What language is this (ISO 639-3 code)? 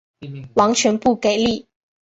zho